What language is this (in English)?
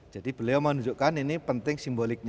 Indonesian